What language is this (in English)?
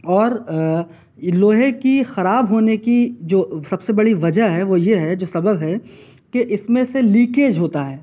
Urdu